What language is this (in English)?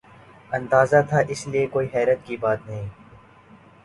Urdu